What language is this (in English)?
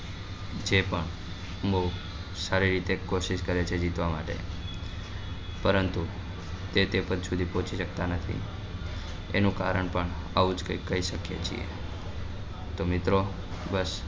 Gujarati